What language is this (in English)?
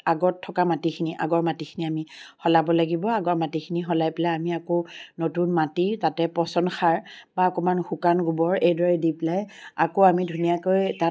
Assamese